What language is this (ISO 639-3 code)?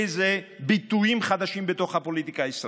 heb